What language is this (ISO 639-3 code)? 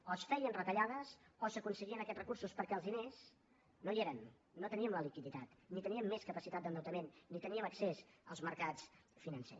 cat